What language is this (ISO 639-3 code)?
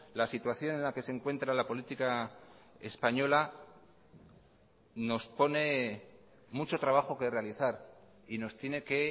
spa